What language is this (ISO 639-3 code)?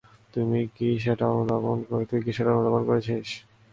ben